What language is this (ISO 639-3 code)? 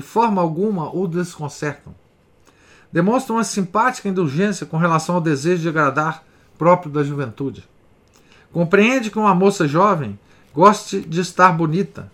por